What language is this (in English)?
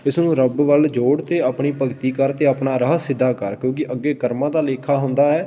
Punjabi